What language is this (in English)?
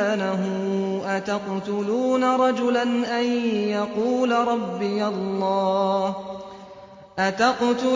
Arabic